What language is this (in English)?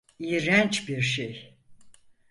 Turkish